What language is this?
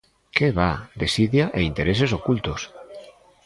Galician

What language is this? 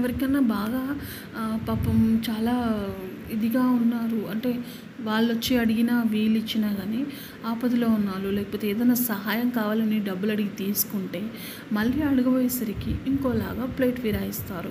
Telugu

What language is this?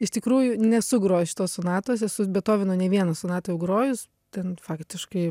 Lithuanian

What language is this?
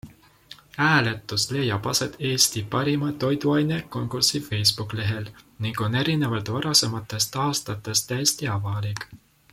Estonian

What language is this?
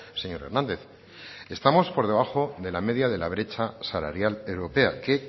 Spanish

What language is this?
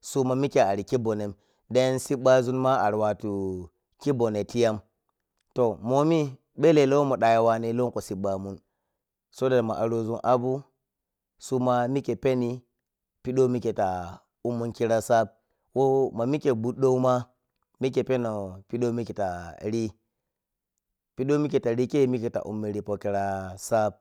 Piya-Kwonci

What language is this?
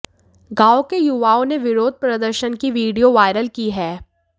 Hindi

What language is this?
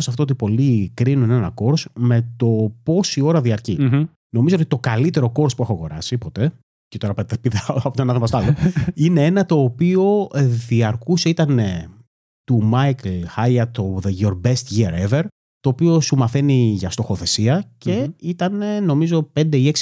Greek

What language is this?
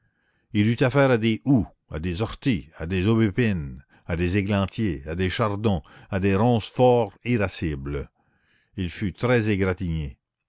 French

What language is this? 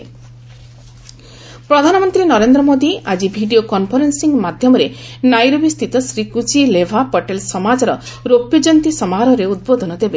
Odia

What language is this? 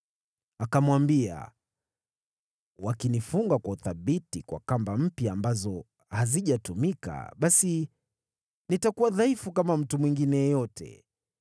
Swahili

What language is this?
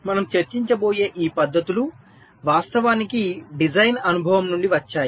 Telugu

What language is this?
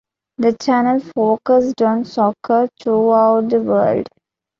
English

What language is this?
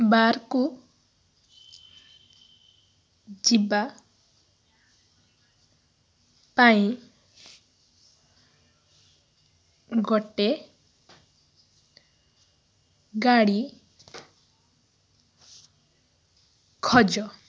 Odia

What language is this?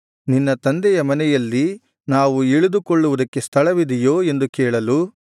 Kannada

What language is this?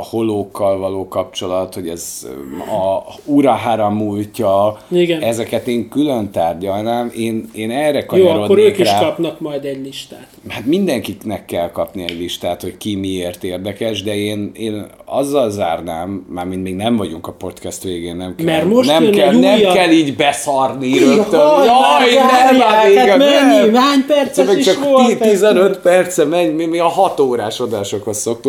Hungarian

